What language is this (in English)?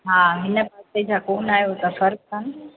Sindhi